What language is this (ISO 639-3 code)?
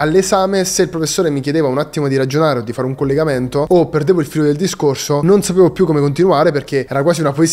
ita